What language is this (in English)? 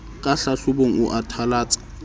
Southern Sotho